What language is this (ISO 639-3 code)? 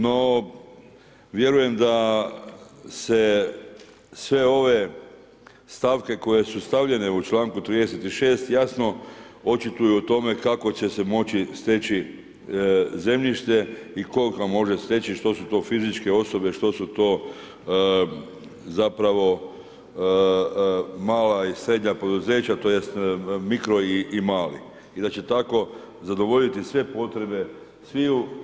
hrv